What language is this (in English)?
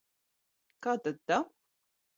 Latvian